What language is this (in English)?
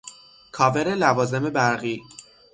Persian